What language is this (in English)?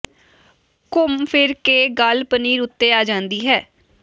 Punjabi